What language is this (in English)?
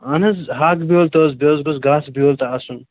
Kashmiri